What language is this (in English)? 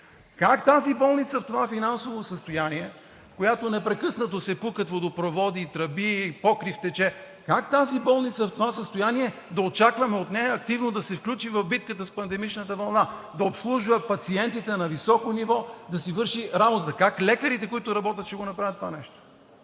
Bulgarian